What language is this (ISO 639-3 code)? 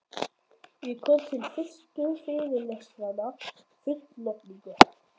isl